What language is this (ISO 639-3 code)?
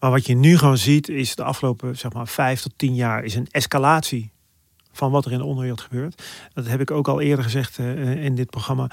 nld